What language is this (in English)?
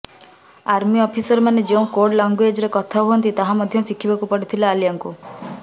Odia